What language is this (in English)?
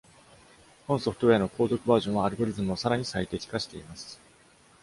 Japanese